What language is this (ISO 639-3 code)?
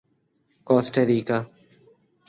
urd